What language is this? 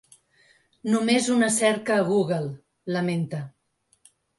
Catalan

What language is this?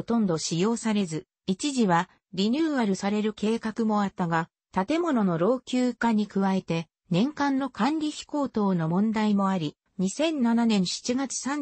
Japanese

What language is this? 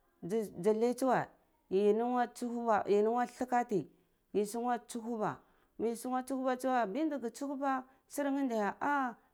Cibak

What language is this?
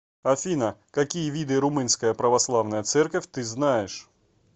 Russian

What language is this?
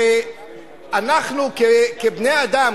Hebrew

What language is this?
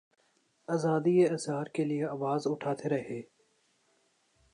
Urdu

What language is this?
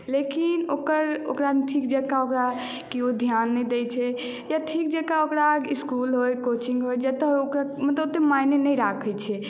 Maithili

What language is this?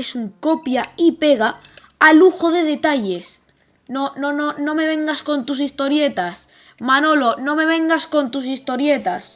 Spanish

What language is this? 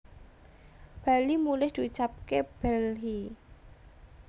Javanese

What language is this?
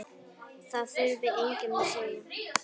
Icelandic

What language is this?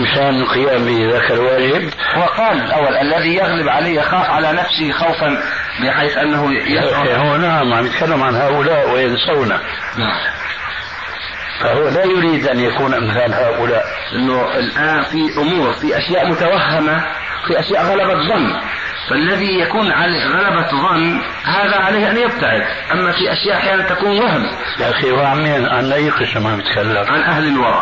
Arabic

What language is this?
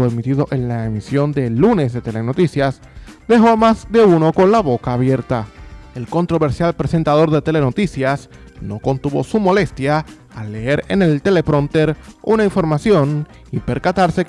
Spanish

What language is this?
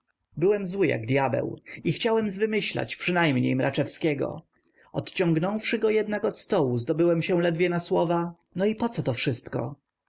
Polish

